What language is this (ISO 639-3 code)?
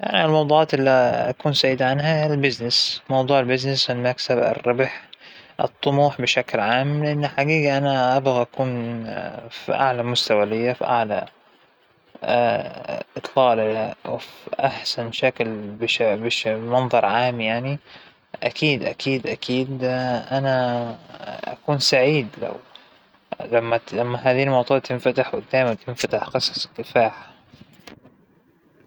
acw